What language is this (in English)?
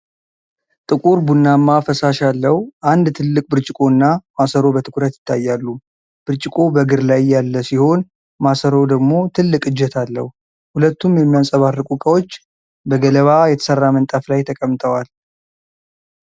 Amharic